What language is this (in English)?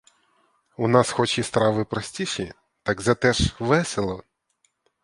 Ukrainian